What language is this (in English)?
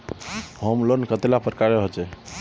Magahi